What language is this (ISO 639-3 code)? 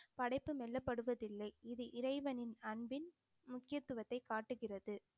tam